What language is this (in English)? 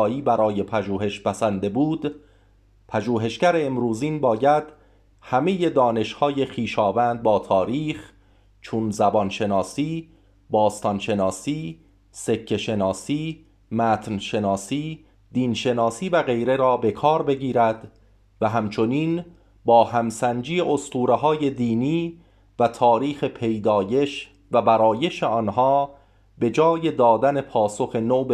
Persian